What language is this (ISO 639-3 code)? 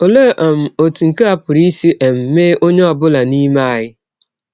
ibo